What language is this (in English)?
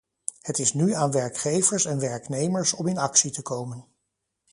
Dutch